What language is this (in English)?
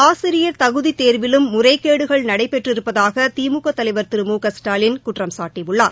Tamil